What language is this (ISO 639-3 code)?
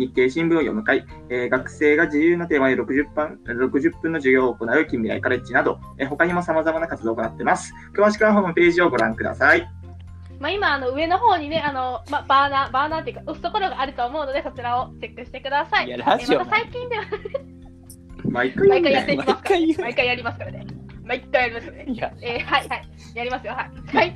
jpn